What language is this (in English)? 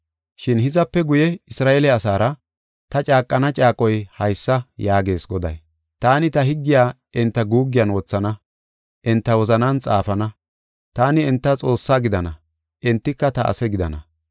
Gofa